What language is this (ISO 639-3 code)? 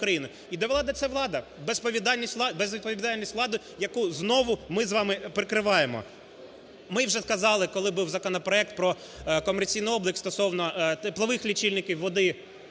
ukr